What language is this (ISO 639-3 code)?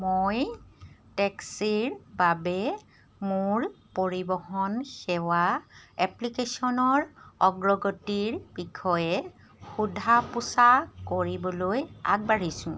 asm